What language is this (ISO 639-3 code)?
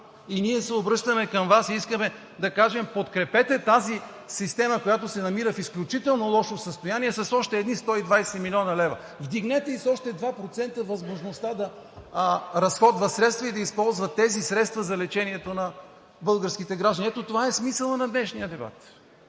bul